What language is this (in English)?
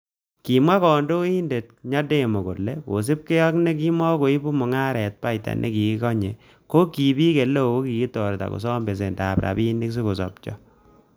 Kalenjin